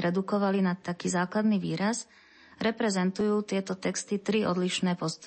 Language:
Slovak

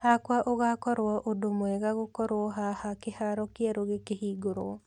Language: Kikuyu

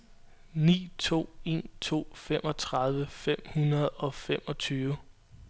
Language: Danish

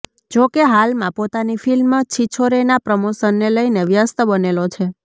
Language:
Gujarati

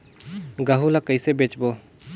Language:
Chhattisgarhi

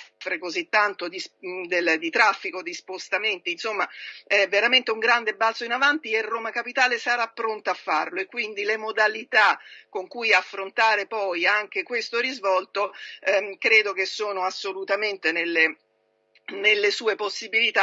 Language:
Italian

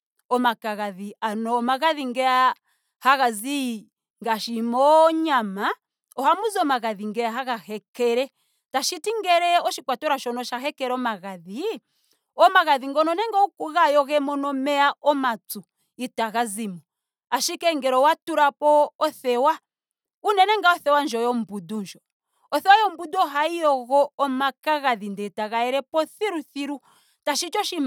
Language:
Ndonga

